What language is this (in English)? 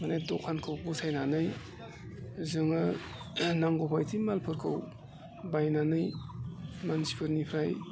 Bodo